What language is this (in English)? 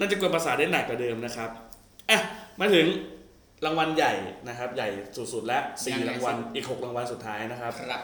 Thai